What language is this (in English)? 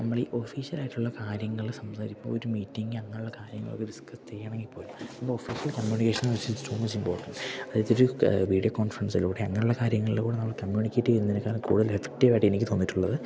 Malayalam